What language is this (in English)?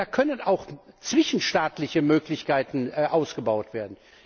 German